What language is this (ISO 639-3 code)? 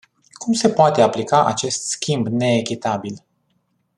ron